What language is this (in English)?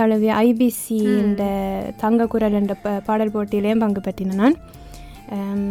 Tamil